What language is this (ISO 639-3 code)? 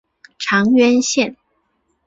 zho